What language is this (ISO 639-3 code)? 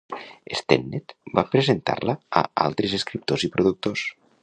cat